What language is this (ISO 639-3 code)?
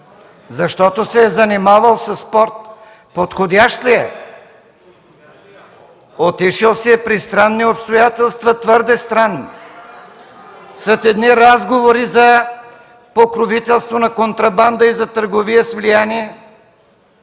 bul